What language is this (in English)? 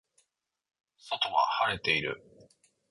Japanese